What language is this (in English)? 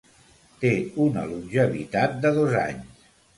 Catalan